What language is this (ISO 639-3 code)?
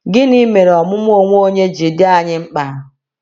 ibo